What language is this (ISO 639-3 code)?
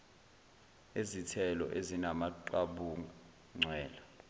zul